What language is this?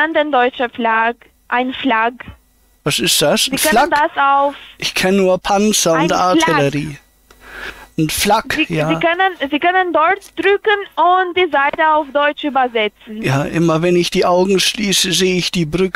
German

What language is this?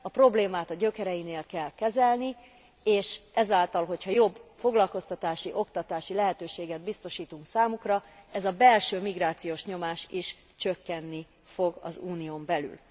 Hungarian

